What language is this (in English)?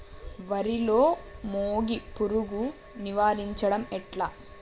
Telugu